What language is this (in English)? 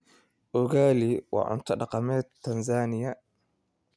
Somali